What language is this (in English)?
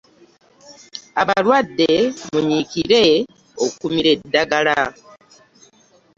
Ganda